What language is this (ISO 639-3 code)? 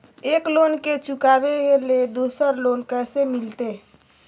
mag